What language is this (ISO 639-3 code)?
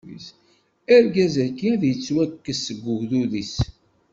kab